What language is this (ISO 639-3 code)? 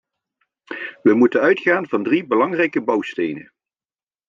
nld